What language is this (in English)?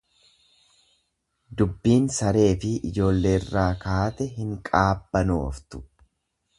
Oromo